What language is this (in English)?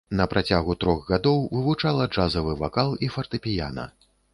Belarusian